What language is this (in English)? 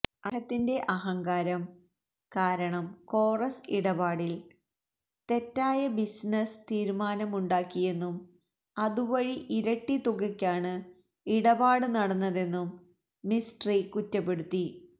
Malayalam